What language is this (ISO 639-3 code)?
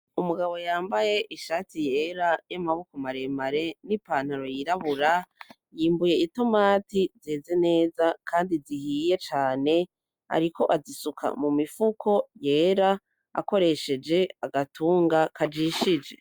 run